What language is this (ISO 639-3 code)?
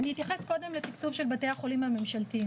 heb